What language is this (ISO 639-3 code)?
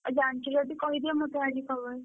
ori